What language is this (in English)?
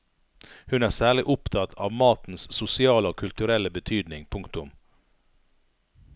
Norwegian